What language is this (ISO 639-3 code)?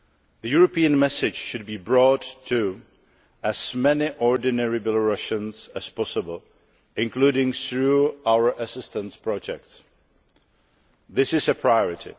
eng